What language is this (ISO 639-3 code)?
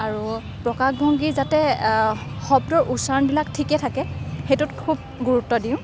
asm